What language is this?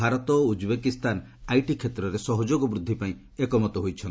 Odia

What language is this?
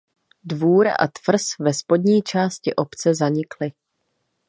Czech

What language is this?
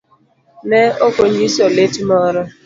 Luo (Kenya and Tanzania)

